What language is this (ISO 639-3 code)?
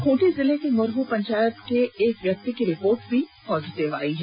hin